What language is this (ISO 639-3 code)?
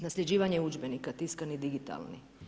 hrv